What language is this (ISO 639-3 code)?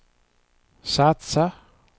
swe